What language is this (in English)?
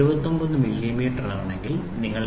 Malayalam